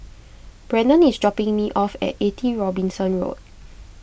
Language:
English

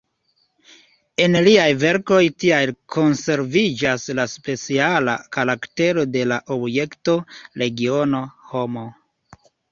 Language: Esperanto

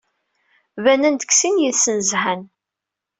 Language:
Kabyle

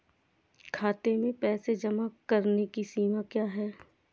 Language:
Hindi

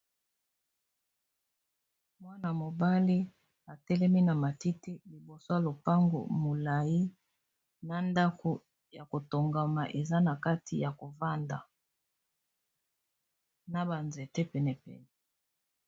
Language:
Lingala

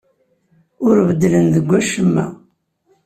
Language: Kabyle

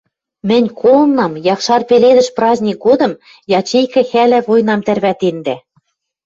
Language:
Western Mari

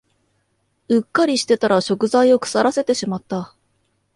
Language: Japanese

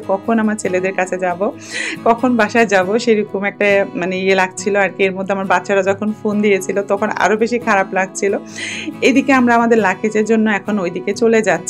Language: Bangla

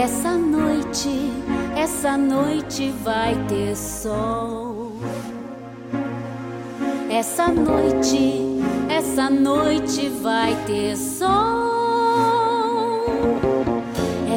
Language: Portuguese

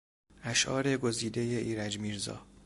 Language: Persian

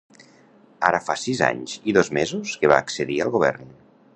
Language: Catalan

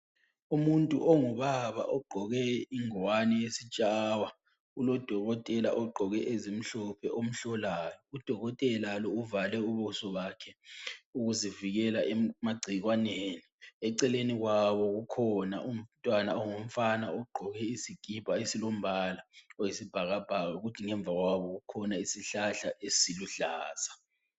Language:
North Ndebele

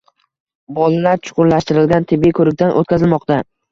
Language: Uzbek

